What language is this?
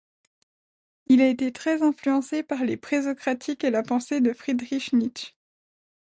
French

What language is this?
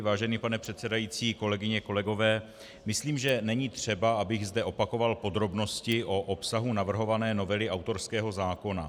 Czech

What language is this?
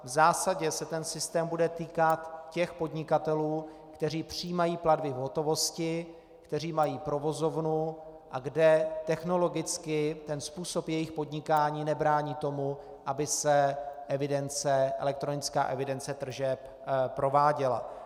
Czech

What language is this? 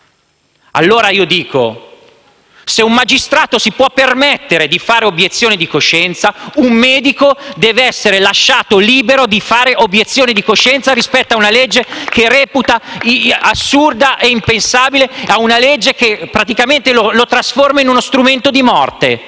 Italian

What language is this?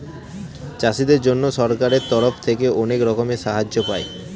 Bangla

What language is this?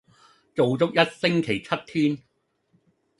Cantonese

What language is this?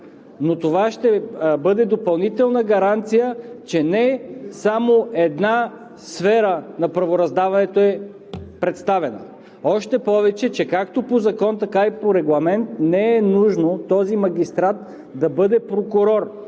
Bulgarian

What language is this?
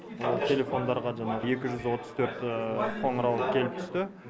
Kazakh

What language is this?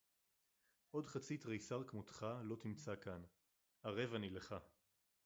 Hebrew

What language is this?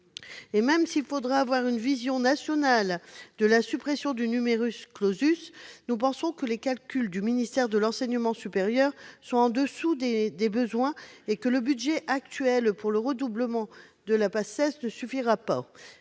French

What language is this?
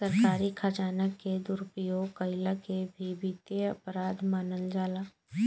Bhojpuri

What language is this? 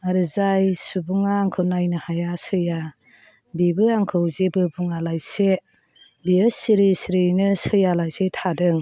Bodo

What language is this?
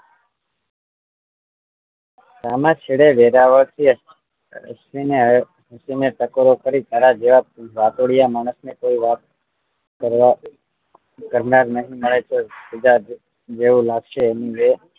Gujarati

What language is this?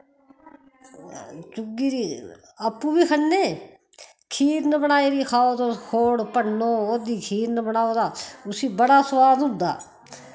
Dogri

